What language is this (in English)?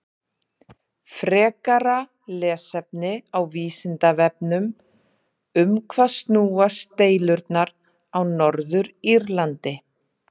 Icelandic